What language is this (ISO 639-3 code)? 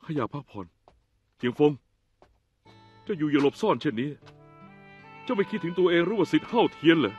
tha